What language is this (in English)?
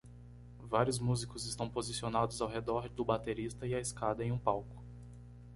Portuguese